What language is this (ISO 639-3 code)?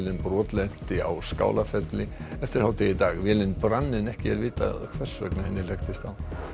isl